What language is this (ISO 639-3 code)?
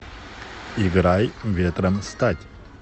rus